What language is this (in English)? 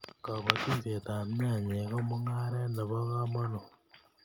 Kalenjin